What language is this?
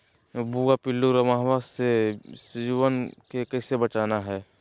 Magahi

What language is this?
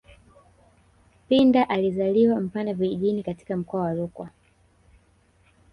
Swahili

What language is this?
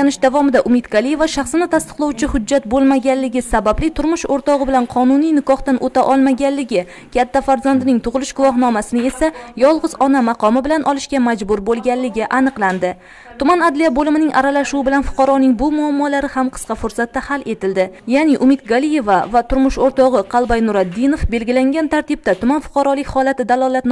Turkish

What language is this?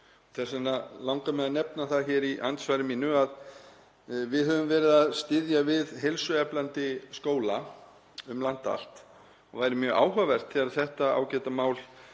Icelandic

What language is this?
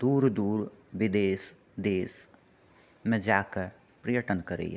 Maithili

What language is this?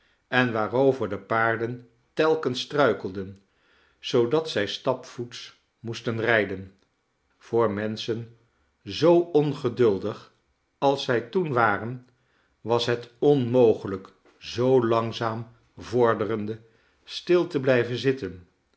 Dutch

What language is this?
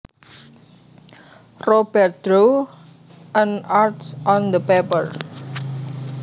Javanese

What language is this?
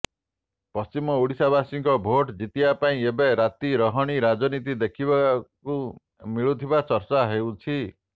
Odia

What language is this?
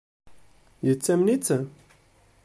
Kabyle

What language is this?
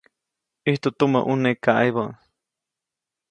Copainalá Zoque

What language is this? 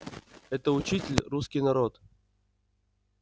Russian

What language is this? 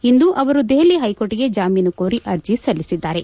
Kannada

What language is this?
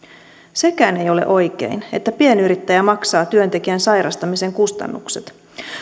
Finnish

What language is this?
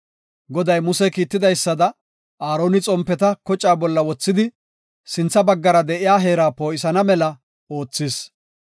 Gofa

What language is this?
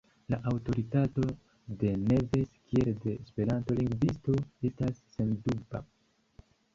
Esperanto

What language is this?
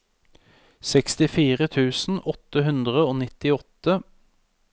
Norwegian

